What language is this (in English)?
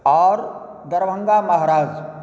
Maithili